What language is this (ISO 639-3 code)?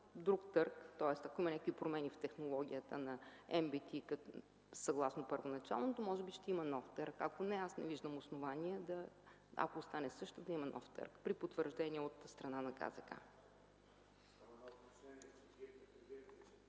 bul